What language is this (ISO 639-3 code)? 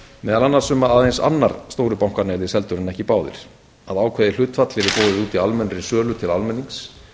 isl